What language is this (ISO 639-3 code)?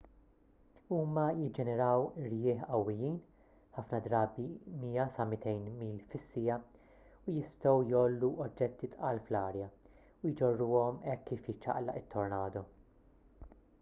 mlt